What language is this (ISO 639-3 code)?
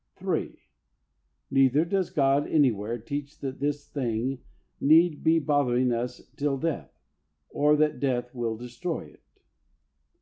eng